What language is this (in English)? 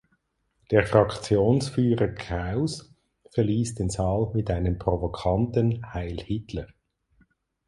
German